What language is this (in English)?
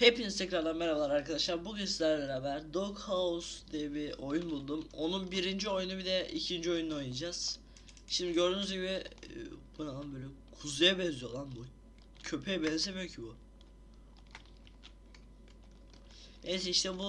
Turkish